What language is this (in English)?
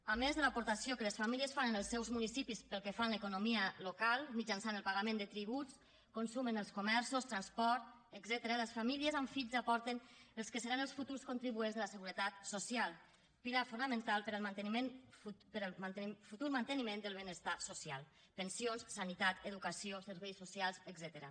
Catalan